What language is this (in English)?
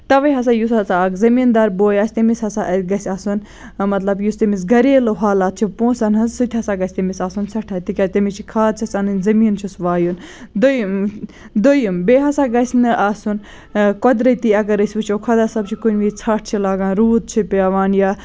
Kashmiri